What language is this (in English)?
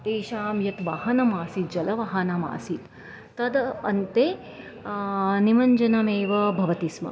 Sanskrit